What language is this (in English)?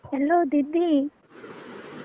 Odia